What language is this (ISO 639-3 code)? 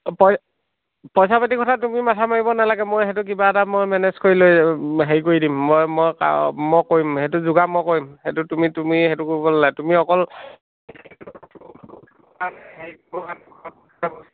asm